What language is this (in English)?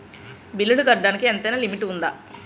Telugu